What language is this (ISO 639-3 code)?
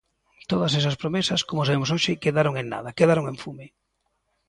glg